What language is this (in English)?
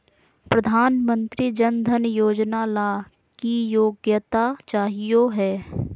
Magahi